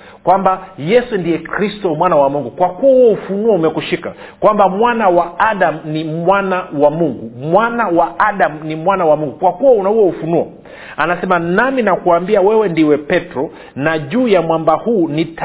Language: Swahili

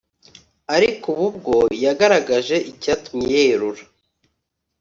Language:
Kinyarwanda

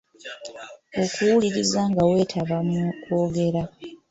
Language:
Ganda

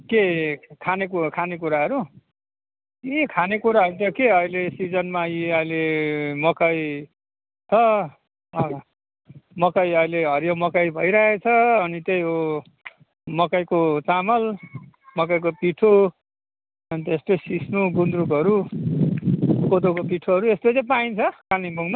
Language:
Nepali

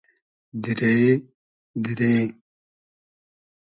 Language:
Hazaragi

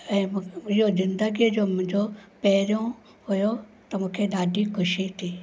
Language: Sindhi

